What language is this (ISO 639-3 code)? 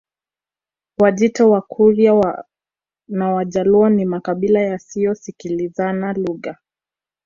swa